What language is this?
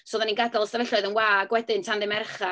Welsh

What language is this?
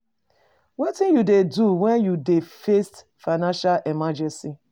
Nigerian Pidgin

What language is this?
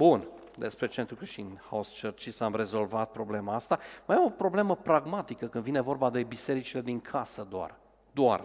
Romanian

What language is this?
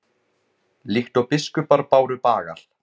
Icelandic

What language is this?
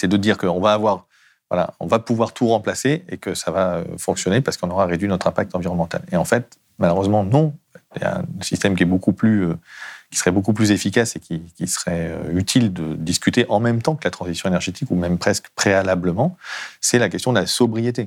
French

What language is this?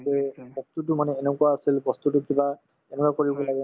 Assamese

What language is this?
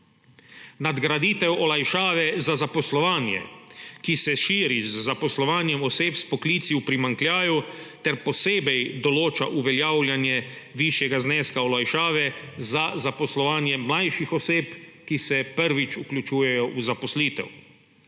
Slovenian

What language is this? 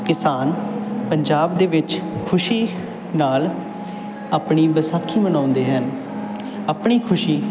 Punjabi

